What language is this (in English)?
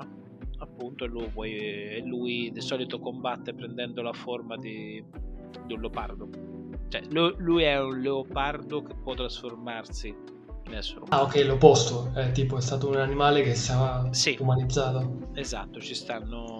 Italian